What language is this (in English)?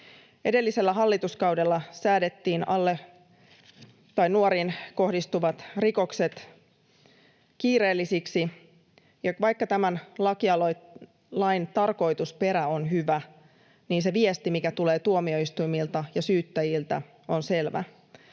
Finnish